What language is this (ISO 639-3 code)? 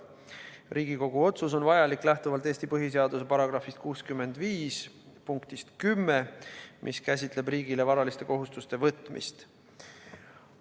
est